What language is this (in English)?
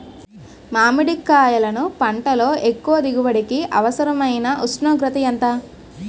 Telugu